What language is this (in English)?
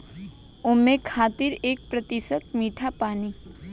Bhojpuri